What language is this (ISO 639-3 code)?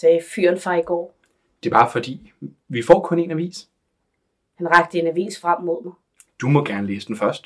dan